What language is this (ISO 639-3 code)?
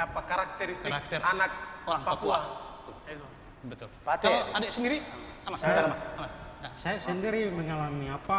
ind